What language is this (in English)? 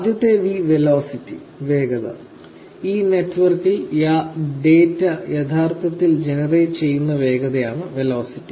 Malayalam